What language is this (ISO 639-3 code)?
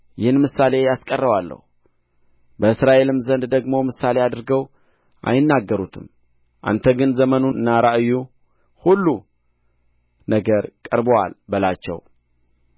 amh